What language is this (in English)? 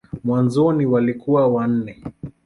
Swahili